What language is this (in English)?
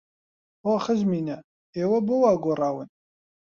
Central Kurdish